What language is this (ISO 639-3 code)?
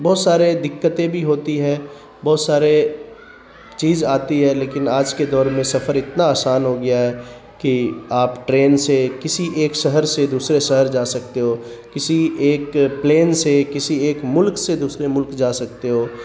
urd